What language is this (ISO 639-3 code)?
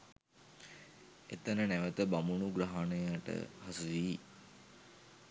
sin